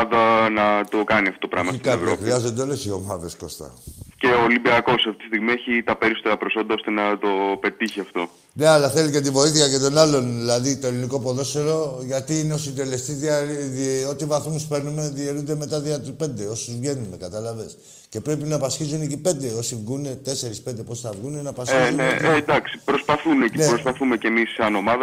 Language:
Greek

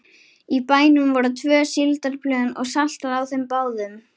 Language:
Icelandic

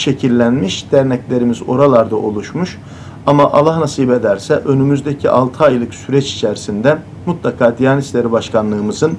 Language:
Turkish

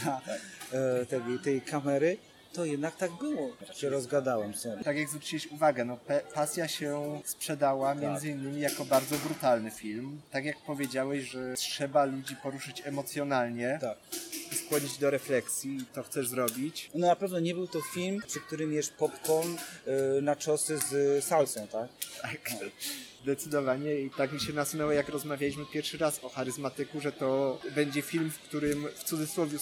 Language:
Polish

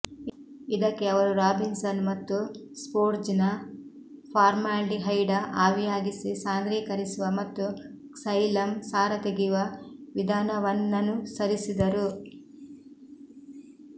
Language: Kannada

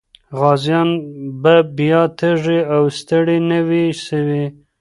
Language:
Pashto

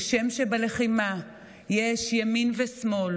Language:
Hebrew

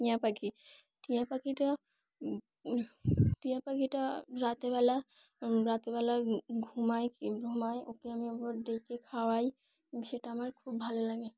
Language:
Bangla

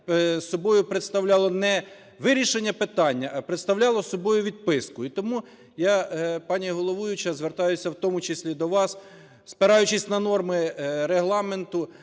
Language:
Ukrainian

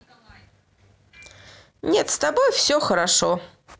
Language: Russian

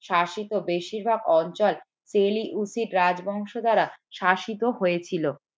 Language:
Bangla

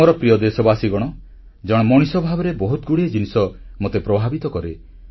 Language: Odia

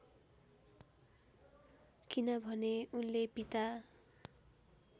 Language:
Nepali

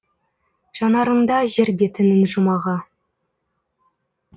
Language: Kazakh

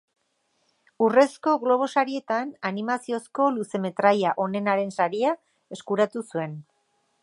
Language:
Basque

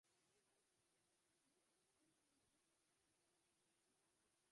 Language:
Uzbek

